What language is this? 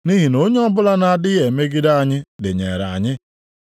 Igbo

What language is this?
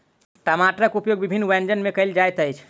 Maithili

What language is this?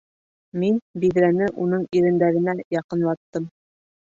Bashkir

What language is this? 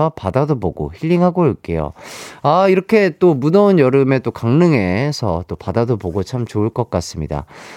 Korean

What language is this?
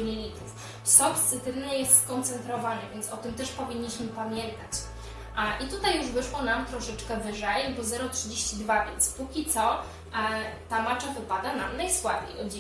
Polish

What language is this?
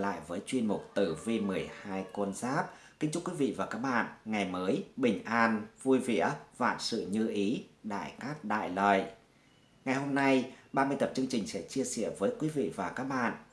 Vietnamese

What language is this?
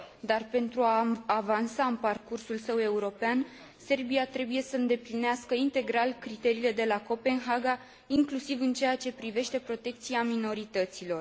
Romanian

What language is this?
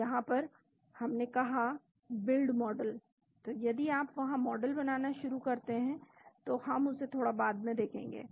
Hindi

